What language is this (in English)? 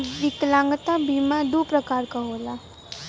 Bhojpuri